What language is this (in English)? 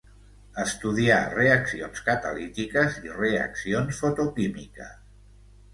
Catalan